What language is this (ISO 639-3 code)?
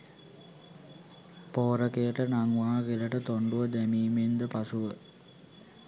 sin